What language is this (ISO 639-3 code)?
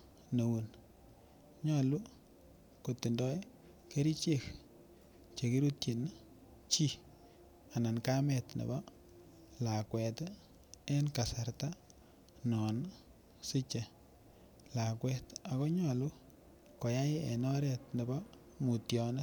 kln